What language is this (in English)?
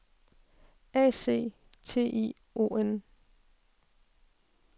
Danish